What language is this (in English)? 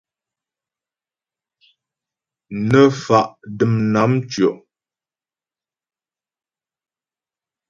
Ghomala